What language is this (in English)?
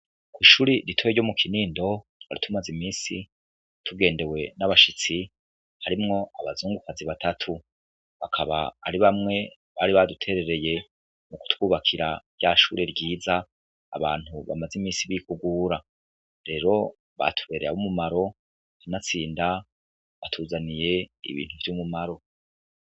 Rundi